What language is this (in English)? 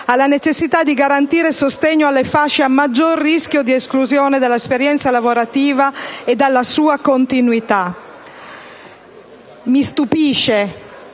Italian